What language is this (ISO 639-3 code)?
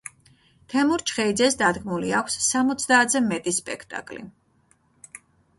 kat